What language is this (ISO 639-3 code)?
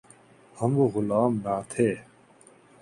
urd